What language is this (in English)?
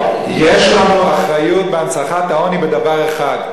Hebrew